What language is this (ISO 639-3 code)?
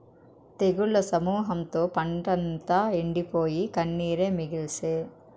tel